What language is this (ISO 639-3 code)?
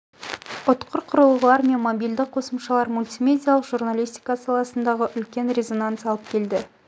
kaz